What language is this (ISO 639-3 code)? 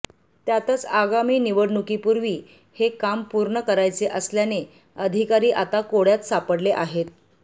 mar